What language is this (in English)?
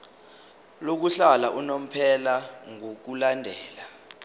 Zulu